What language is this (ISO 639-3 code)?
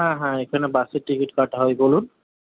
ben